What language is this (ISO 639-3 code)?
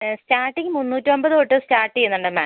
mal